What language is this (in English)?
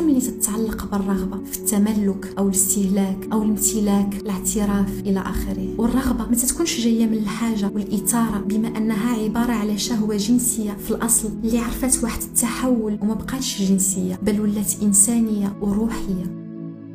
Arabic